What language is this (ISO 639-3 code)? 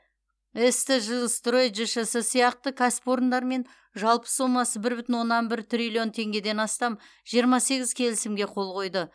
kaz